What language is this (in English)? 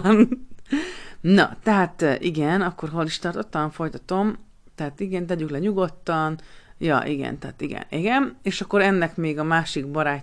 Hungarian